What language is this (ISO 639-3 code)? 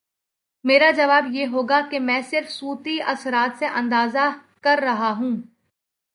urd